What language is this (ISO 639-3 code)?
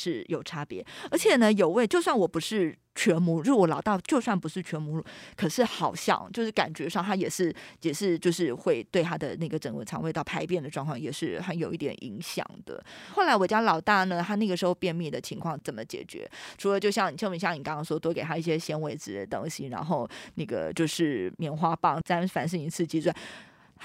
zho